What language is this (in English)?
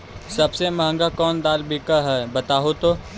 Magahi